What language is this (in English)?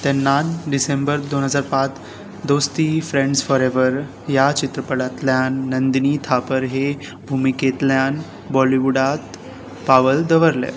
Konkani